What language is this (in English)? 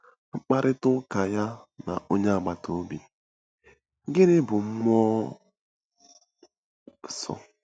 Igbo